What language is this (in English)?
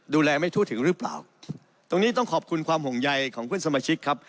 Thai